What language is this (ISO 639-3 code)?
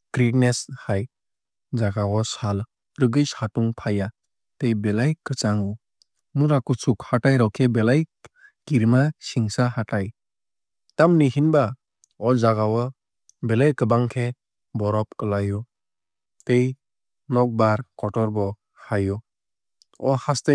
trp